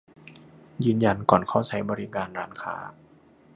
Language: Thai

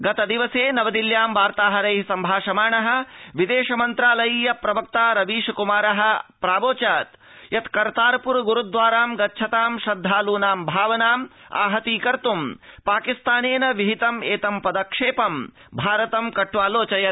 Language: Sanskrit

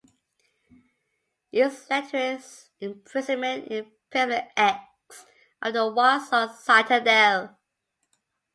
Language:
English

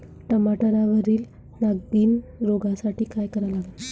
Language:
Marathi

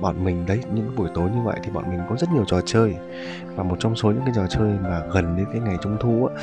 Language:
Vietnamese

